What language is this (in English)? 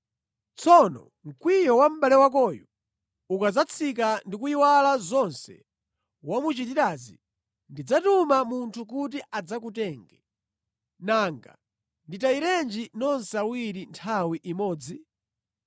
Nyanja